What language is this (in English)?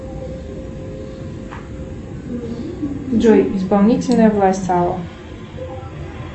Russian